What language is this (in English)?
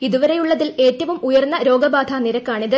Malayalam